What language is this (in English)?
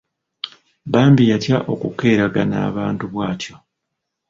Ganda